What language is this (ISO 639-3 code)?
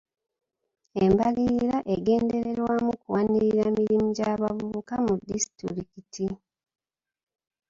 lug